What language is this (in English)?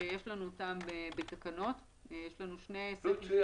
Hebrew